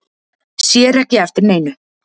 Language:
Icelandic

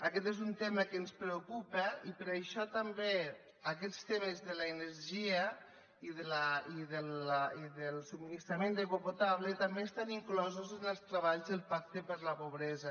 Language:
Catalan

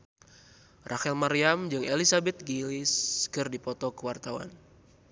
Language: Sundanese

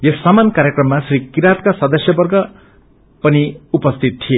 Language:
Nepali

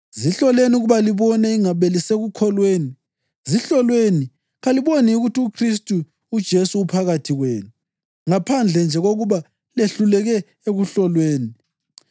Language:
North Ndebele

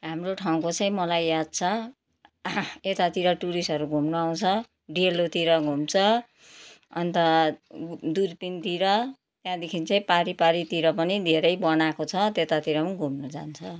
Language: Nepali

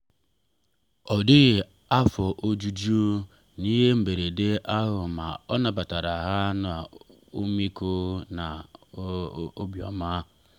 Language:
Igbo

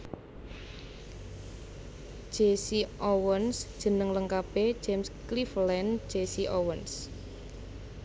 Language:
Javanese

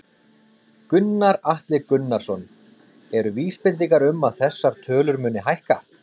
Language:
Icelandic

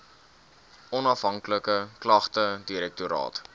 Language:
Afrikaans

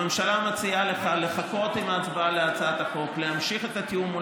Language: Hebrew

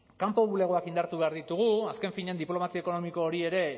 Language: Basque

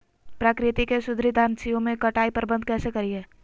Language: Magahi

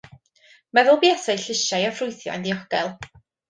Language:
Welsh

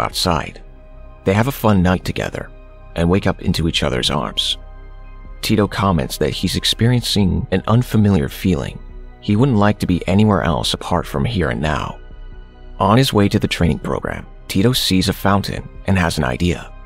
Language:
English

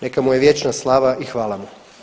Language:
Croatian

